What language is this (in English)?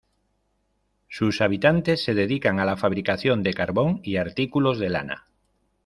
Spanish